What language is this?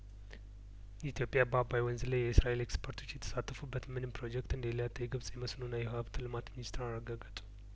Amharic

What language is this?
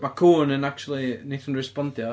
Welsh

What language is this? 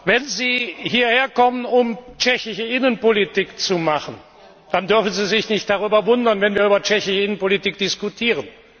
German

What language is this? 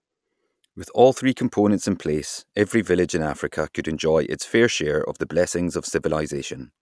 English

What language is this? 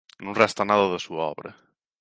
Galician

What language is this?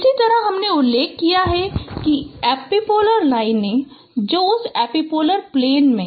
Hindi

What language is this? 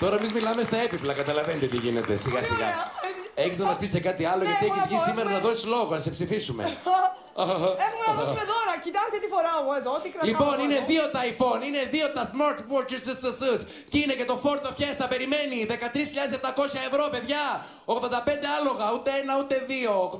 Greek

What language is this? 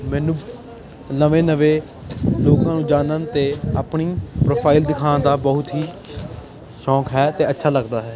Punjabi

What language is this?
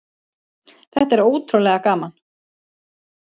Icelandic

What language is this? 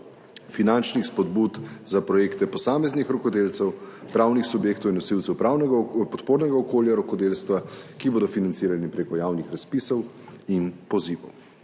Slovenian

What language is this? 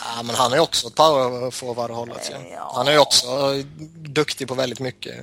Swedish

